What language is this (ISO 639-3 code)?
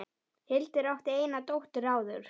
isl